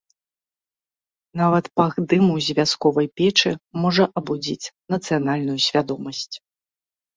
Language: Belarusian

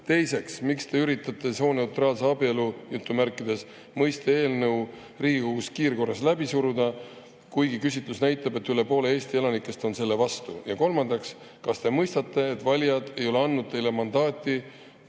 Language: Estonian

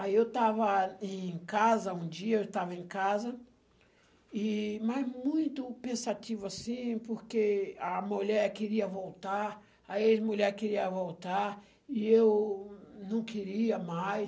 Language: Portuguese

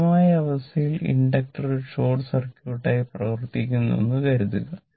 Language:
Malayalam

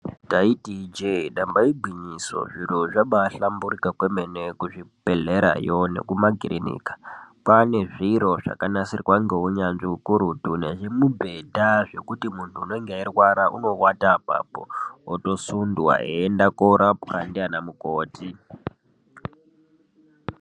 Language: Ndau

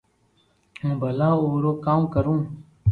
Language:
Loarki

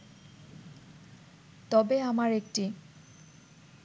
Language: Bangla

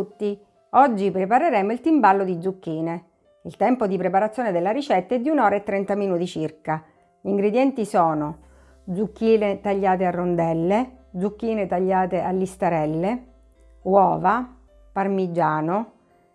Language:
Italian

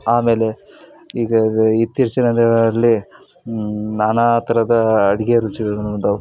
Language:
Kannada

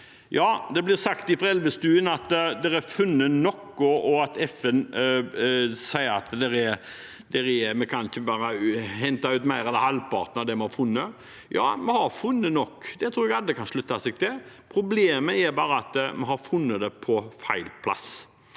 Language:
Norwegian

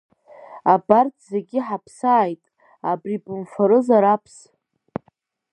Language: Abkhazian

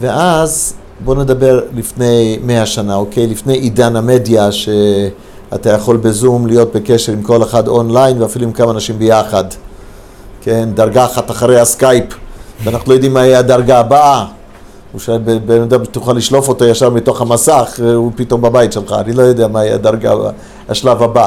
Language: Hebrew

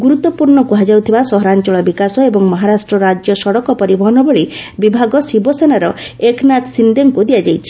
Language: Odia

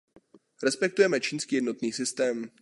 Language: Czech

